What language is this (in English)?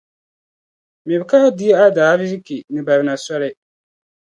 Dagbani